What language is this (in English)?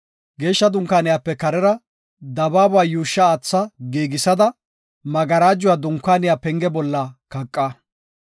Gofa